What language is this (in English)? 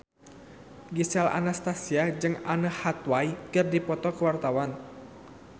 Sundanese